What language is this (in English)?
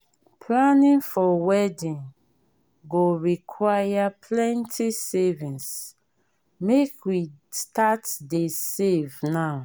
Nigerian Pidgin